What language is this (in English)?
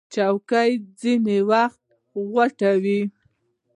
Pashto